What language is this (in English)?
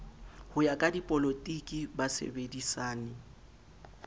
Southern Sotho